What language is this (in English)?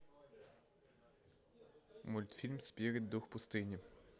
Russian